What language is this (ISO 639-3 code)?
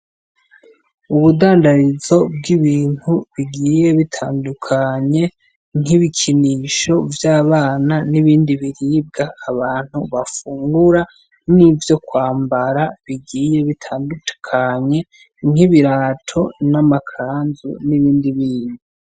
run